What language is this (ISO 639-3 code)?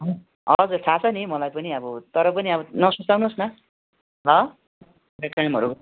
nep